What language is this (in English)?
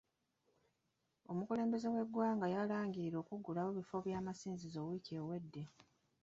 Ganda